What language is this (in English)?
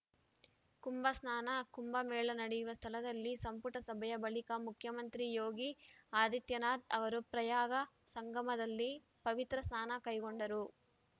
Kannada